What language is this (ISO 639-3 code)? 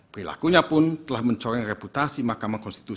ind